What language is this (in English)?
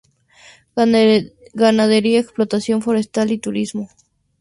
Spanish